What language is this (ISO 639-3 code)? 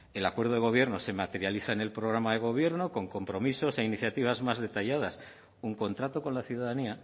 spa